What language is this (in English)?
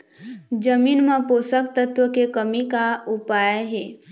Chhattisgarhi